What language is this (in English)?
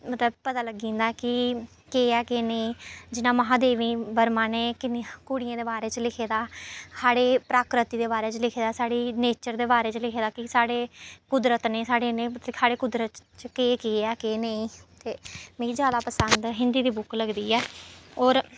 Dogri